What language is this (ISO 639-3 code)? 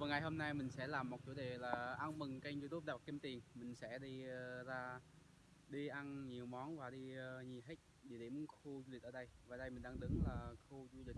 vie